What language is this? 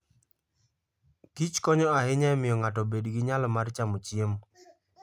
Luo (Kenya and Tanzania)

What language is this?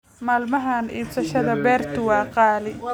Somali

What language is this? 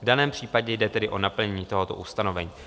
Czech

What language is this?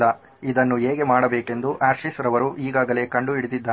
Kannada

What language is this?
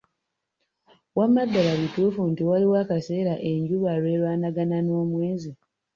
Ganda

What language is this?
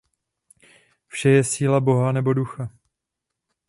Czech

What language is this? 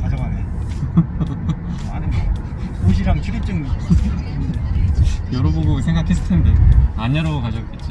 Korean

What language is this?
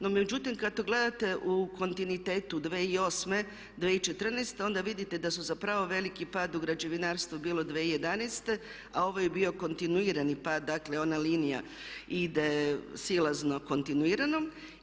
Croatian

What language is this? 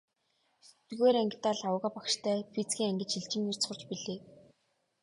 Mongolian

